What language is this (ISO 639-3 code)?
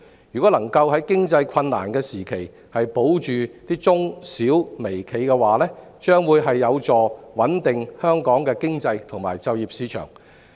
yue